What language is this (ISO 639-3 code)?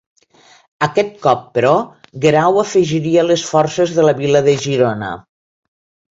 cat